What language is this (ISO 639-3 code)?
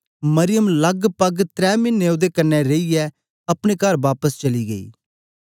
doi